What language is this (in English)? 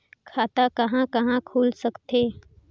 Chhattisgarhi